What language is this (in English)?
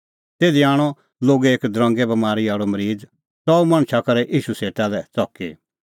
Kullu Pahari